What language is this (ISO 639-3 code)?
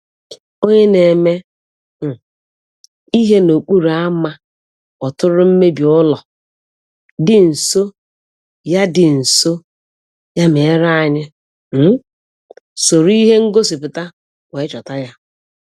ibo